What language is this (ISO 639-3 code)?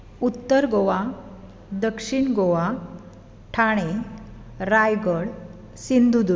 kok